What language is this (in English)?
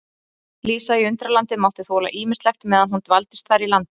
Icelandic